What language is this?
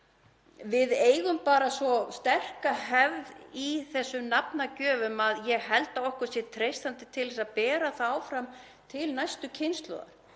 Icelandic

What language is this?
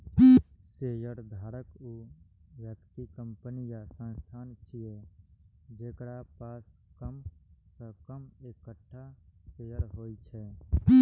Maithili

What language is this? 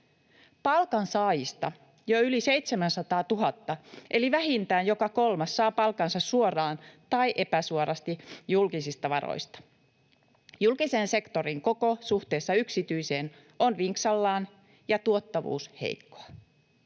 Finnish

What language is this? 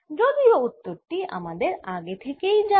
Bangla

